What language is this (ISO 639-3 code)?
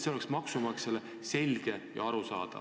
est